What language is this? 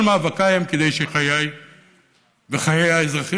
Hebrew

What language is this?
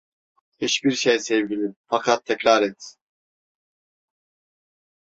Turkish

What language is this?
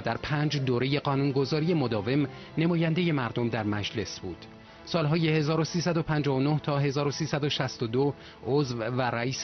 Persian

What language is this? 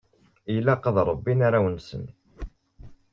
Kabyle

